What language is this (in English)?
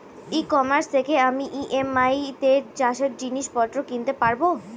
Bangla